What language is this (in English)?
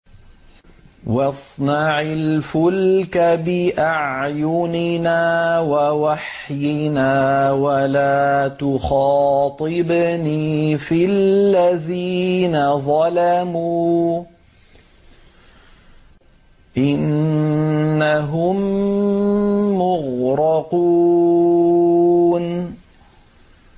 Arabic